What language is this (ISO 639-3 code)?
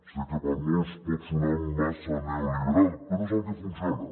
cat